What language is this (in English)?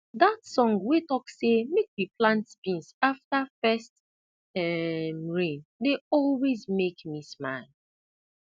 Nigerian Pidgin